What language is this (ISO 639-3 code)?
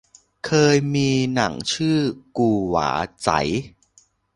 tha